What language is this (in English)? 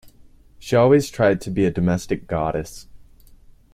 English